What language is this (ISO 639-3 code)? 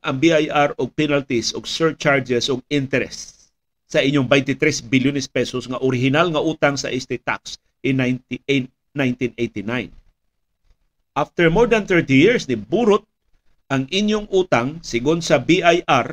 fil